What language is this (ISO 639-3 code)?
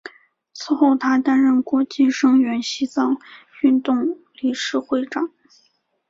zho